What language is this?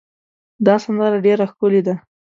Pashto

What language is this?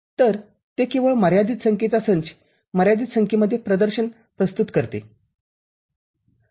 Marathi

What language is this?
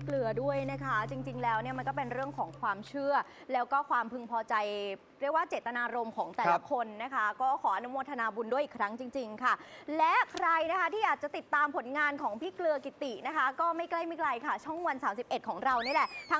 Thai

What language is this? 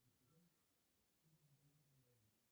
Russian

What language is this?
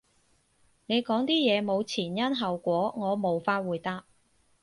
Cantonese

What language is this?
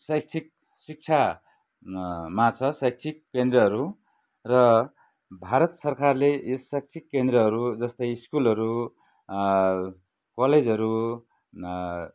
Nepali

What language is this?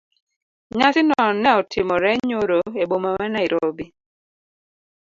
Luo (Kenya and Tanzania)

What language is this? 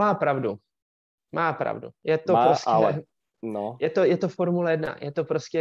Czech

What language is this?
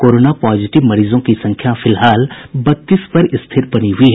Hindi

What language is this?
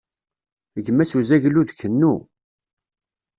Kabyle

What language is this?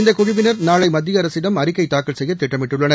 Tamil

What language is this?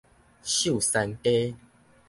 Min Nan Chinese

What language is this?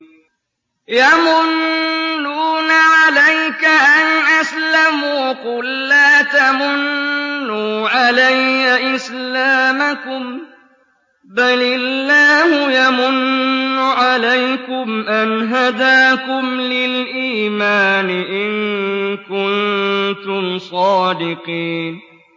Arabic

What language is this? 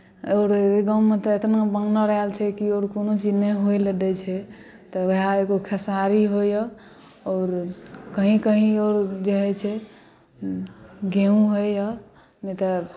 Maithili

